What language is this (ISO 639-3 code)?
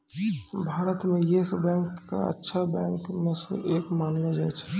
mai